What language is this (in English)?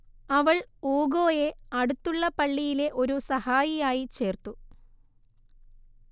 Malayalam